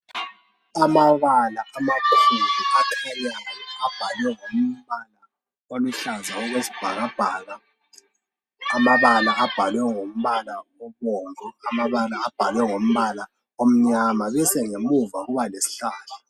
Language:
North Ndebele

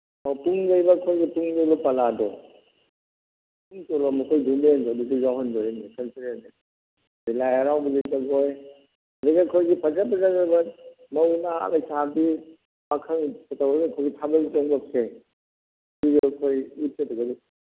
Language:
Manipuri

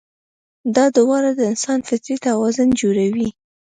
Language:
Pashto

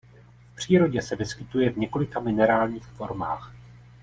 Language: Czech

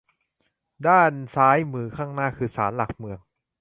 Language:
Thai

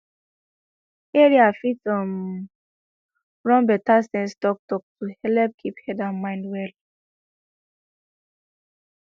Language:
Nigerian Pidgin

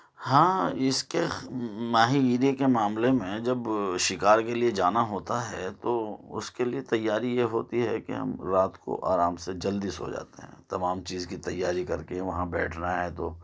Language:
Urdu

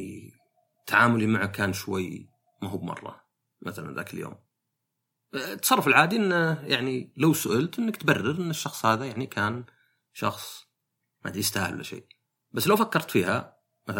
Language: Arabic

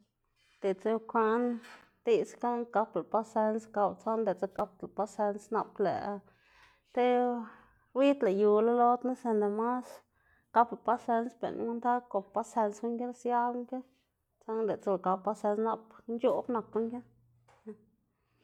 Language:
Xanaguía Zapotec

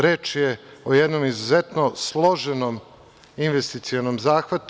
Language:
Serbian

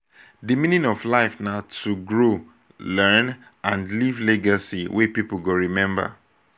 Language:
Nigerian Pidgin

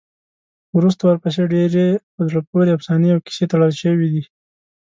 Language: Pashto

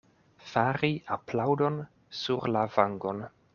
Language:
Esperanto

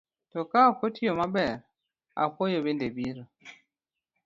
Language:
Luo (Kenya and Tanzania)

